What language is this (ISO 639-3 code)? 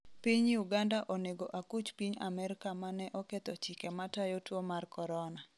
luo